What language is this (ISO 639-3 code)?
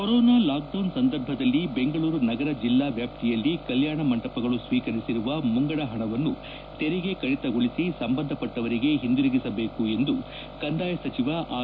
kan